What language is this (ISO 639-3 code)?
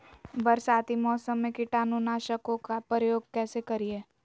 mag